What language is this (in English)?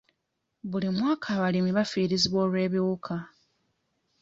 Ganda